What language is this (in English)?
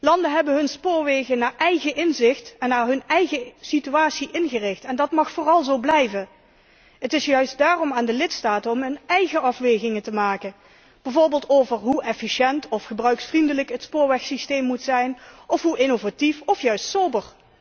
Dutch